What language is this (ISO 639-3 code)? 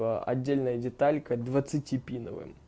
rus